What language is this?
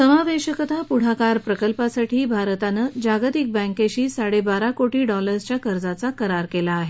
Marathi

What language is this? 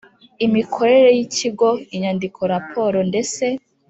Kinyarwanda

